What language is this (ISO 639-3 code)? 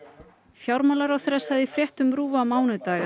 isl